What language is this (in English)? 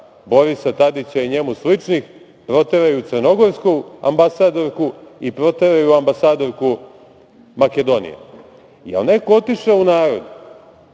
Serbian